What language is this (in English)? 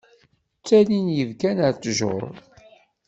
Kabyle